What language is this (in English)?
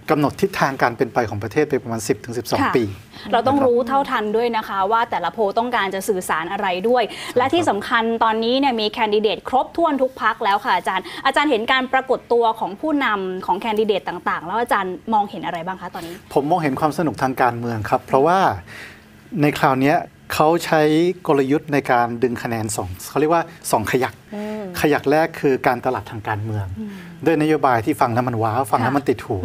Thai